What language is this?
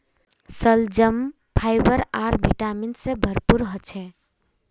Magahi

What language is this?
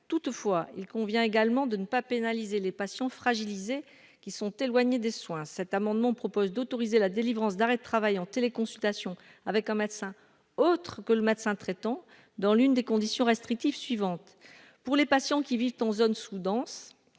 French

